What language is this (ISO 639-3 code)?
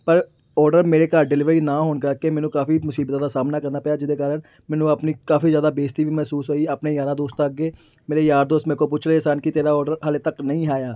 pan